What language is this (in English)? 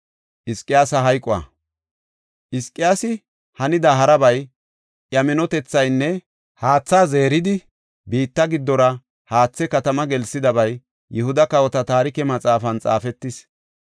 Gofa